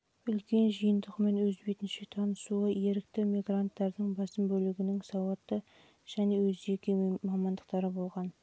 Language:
Kazakh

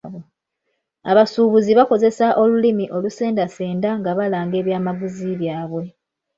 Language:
Ganda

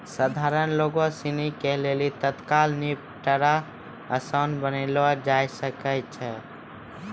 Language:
Maithili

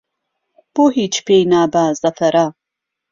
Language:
Central Kurdish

